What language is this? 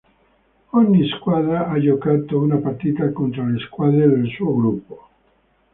Italian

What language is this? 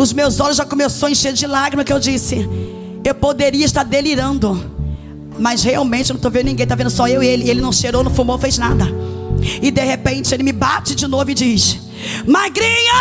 Portuguese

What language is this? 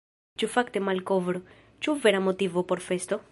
Esperanto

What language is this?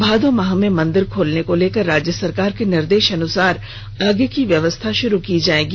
Hindi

